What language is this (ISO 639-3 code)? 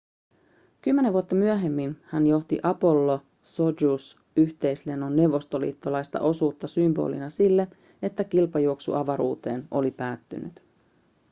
fin